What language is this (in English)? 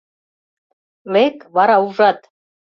Mari